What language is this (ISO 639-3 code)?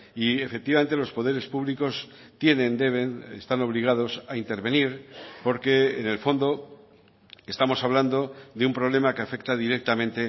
spa